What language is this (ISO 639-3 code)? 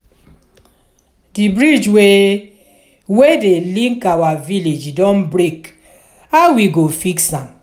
pcm